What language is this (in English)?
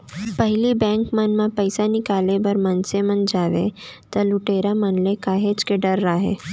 Chhattisgarhi